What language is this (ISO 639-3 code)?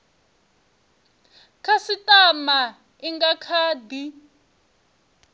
ven